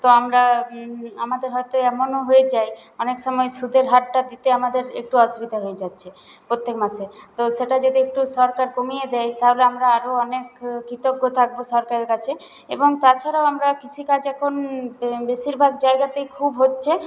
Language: Bangla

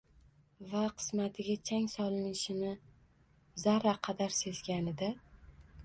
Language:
Uzbek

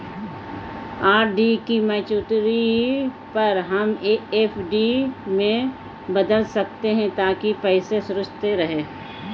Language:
Hindi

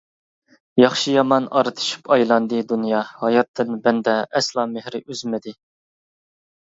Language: Uyghur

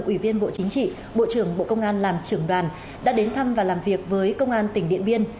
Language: Vietnamese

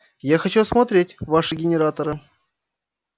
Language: Russian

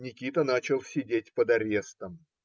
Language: Russian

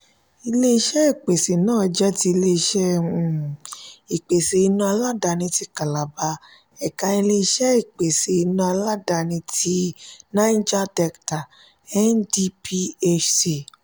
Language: Yoruba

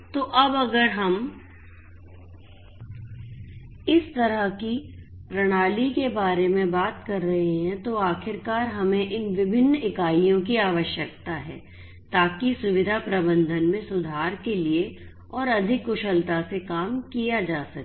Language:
Hindi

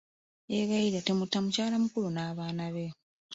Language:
Ganda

